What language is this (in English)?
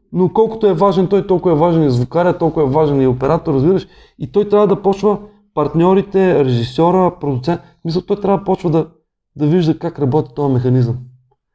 Bulgarian